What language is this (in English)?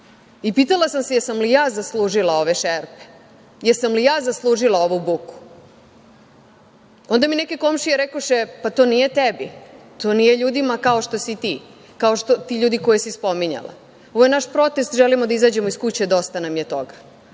Serbian